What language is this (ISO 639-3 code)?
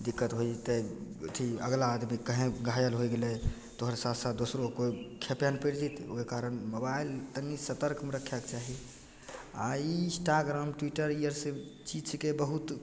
mai